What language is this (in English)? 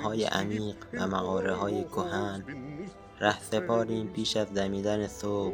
Persian